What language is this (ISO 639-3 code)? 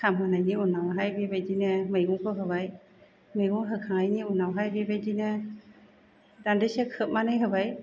brx